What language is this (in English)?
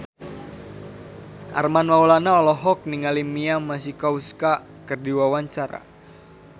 Sundanese